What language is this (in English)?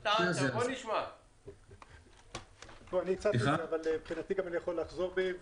Hebrew